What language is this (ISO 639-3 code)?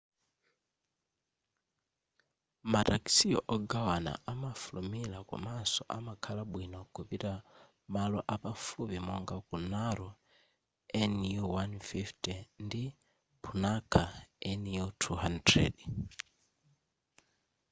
nya